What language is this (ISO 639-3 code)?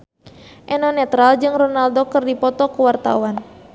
sun